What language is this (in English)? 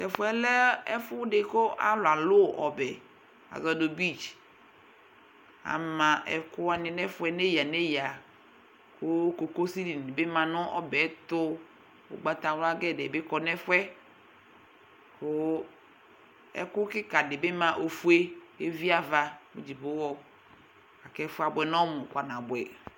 Ikposo